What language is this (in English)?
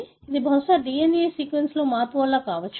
Telugu